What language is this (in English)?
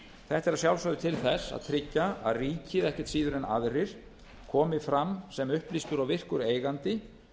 Icelandic